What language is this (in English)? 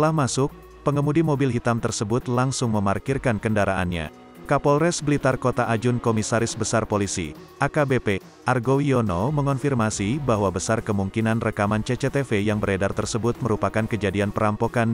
Indonesian